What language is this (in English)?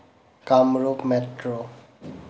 Assamese